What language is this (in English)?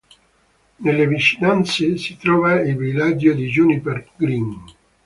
Italian